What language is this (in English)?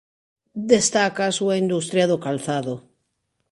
Galician